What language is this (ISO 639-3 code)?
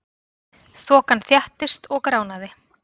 isl